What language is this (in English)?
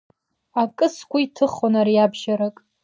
Abkhazian